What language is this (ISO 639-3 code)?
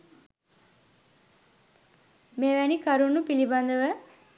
sin